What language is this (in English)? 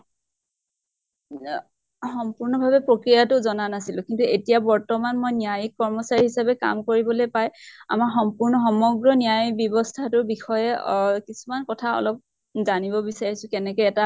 Assamese